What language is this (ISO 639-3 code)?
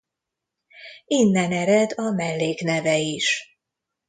hun